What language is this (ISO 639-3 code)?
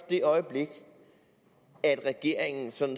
dan